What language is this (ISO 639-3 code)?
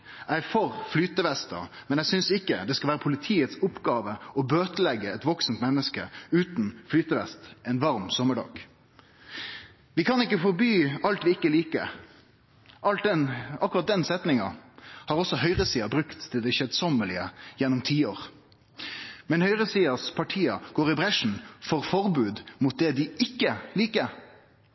nno